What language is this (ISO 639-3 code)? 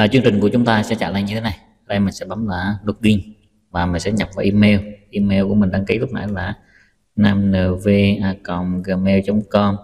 vie